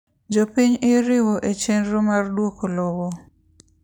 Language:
Luo (Kenya and Tanzania)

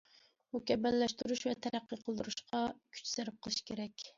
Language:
Uyghur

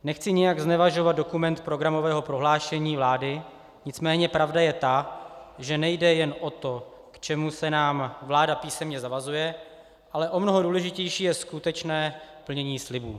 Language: Czech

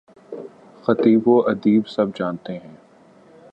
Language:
Urdu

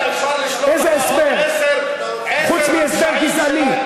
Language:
Hebrew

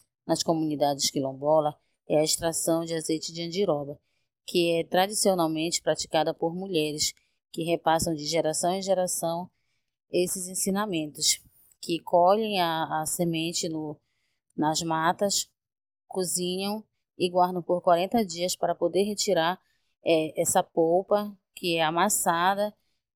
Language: Portuguese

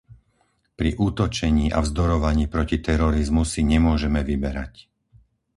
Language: Slovak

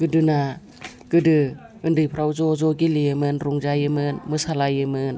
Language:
Bodo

